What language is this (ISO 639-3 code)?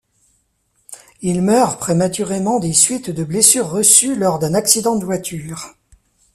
fra